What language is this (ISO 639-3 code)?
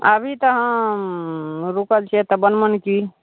mai